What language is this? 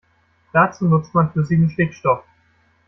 German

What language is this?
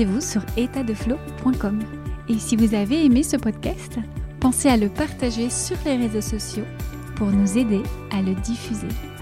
French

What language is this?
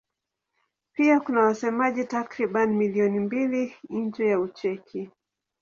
Swahili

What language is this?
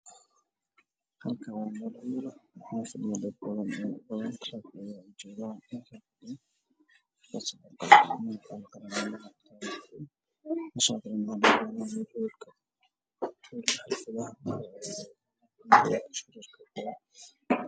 Somali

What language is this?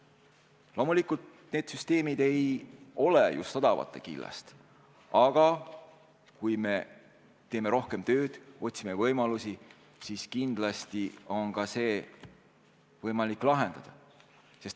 Estonian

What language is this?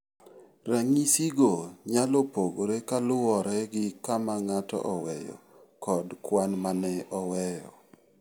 Luo (Kenya and Tanzania)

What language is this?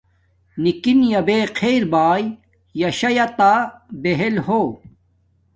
Domaaki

